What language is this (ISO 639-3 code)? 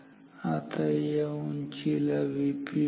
mar